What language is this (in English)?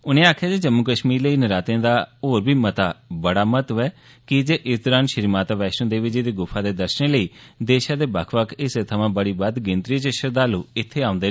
Dogri